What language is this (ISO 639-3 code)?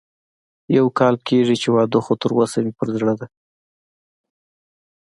pus